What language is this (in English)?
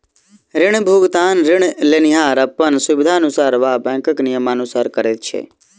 Maithili